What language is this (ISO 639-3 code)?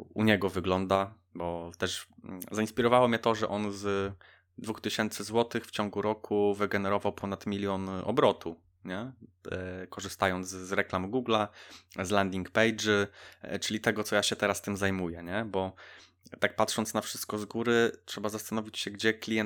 pol